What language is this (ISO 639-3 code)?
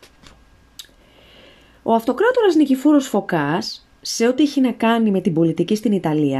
ell